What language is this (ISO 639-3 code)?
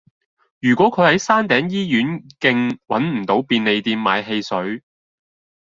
yue